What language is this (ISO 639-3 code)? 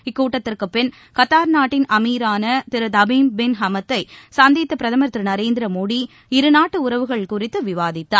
tam